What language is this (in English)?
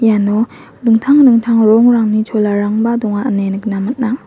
Garo